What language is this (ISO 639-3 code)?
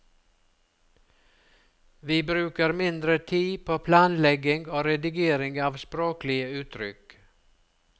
nor